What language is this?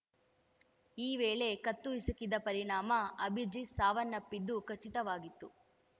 Kannada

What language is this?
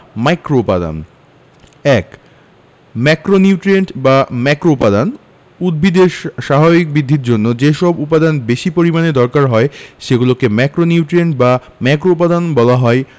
Bangla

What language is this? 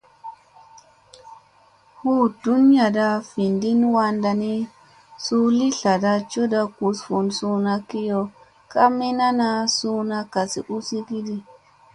Musey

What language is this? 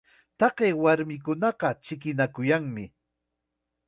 Chiquián Ancash Quechua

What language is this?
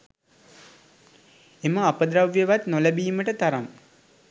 Sinhala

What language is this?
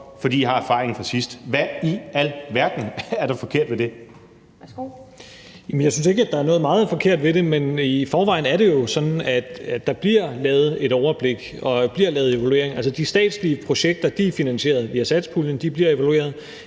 Danish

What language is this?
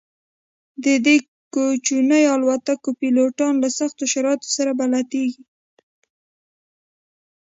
Pashto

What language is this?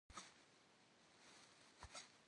Kabardian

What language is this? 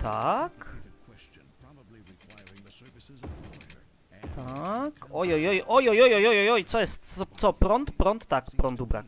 Polish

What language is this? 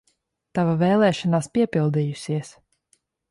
Latvian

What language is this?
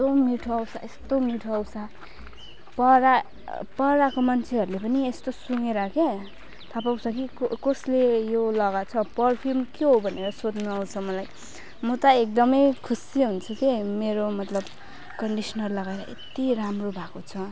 Nepali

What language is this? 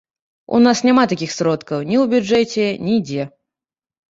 Belarusian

